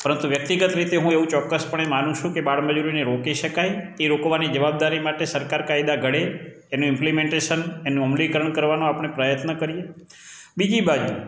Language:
Gujarati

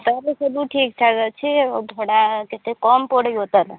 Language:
Odia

